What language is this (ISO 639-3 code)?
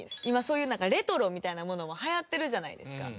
jpn